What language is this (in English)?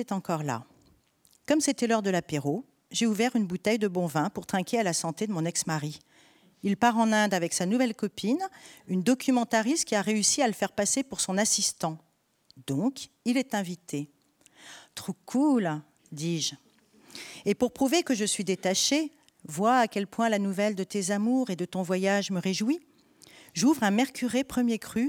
French